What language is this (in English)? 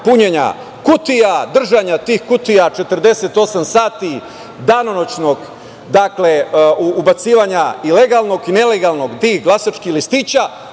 Serbian